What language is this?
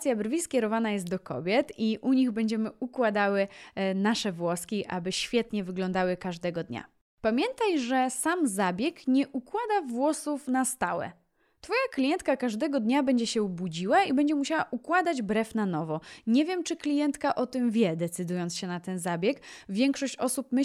Polish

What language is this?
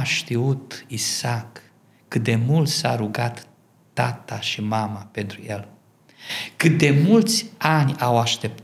Romanian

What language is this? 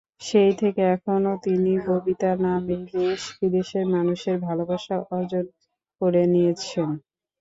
Bangla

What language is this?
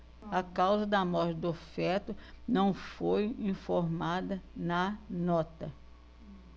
Portuguese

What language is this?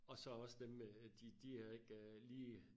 Danish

